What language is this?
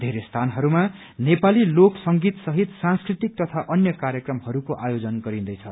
Nepali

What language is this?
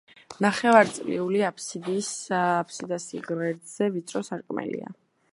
Georgian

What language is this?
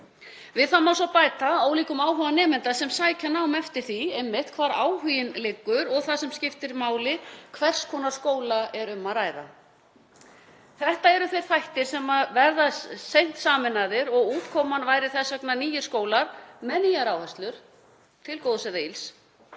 Icelandic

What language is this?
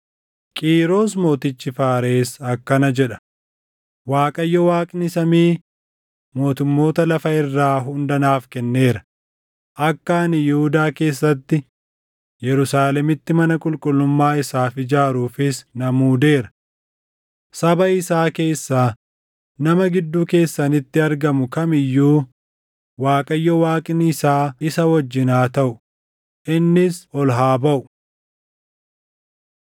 Oromo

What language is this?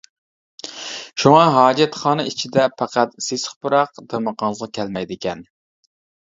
Uyghur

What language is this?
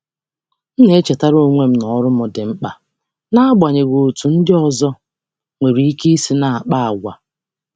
Igbo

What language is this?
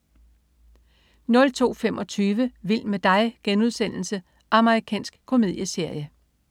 Danish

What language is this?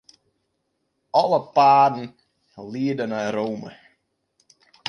Western Frisian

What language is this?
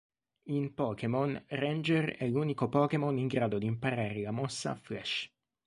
Italian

